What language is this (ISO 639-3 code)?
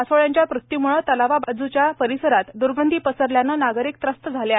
mar